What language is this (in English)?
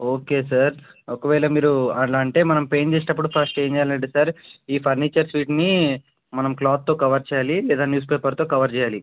Telugu